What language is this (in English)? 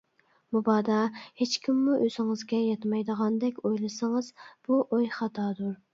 Uyghur